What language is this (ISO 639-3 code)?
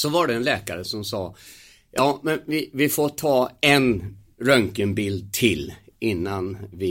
swe